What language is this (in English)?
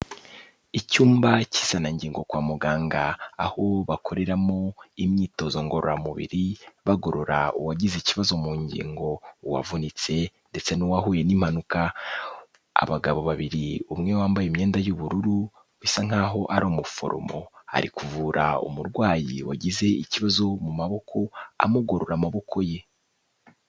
Kinyarwanda